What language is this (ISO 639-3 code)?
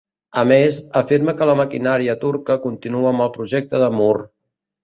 cat